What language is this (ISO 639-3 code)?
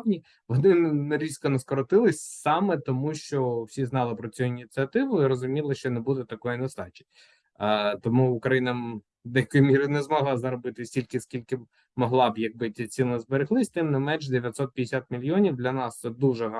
ukr